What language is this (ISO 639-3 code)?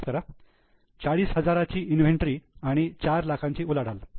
mar